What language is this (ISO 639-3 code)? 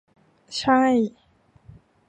tha